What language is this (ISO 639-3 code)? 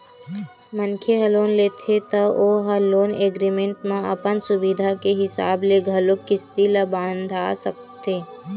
hne